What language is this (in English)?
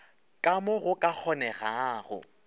Northern Sotho